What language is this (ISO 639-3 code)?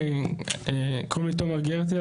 heb